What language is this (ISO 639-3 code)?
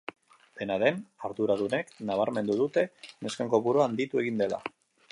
eus